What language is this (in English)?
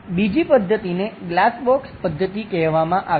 Gujarati